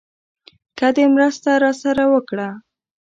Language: Pashto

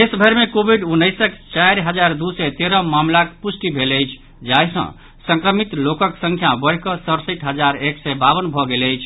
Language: Maithili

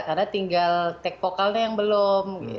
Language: Indonesian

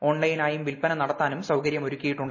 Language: Malayalam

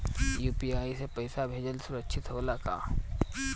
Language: Bhojpuri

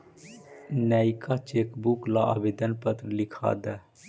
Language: Magahi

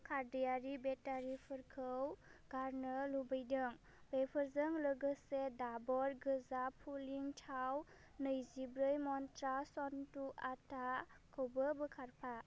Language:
Bodo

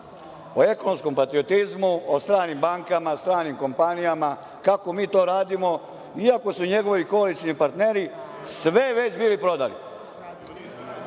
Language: Serbian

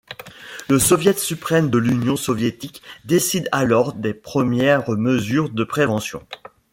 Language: French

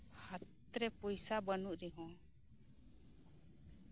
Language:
Santali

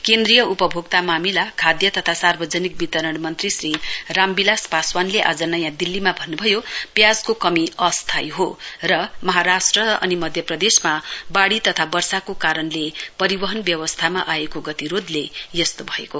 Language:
Nepali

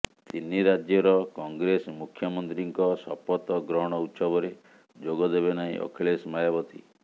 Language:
Odia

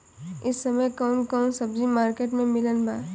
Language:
Bhojpuri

